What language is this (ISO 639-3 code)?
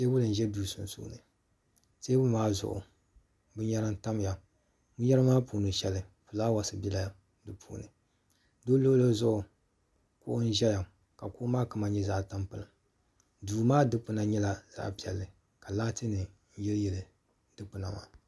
dag